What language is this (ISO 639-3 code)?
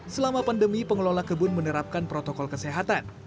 ind